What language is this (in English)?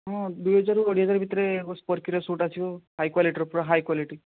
Odia